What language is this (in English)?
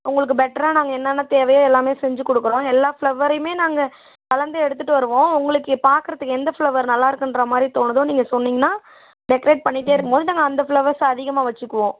Tamil